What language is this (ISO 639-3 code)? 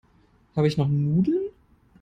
deu